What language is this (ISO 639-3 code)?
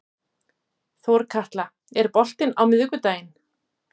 isl